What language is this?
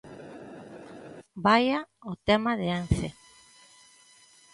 Galician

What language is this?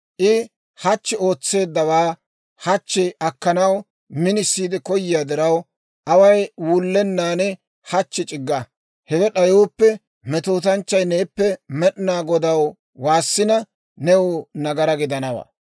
Dawro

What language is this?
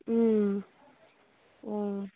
Manipuri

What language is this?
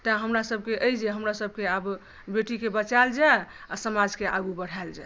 Maithili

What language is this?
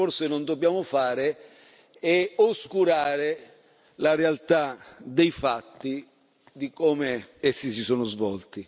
Italian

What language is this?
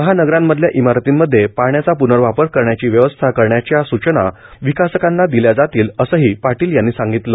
Marathi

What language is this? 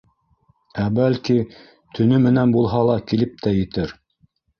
Bashkir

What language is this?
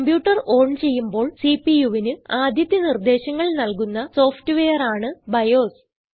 Malayalam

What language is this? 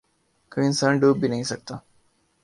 Urdu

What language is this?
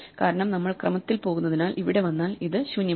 Malayalam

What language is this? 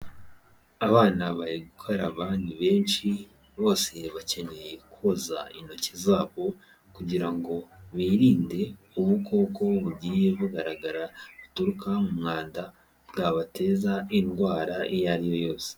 Kinyarwanda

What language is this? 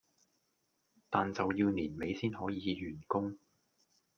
Cantonese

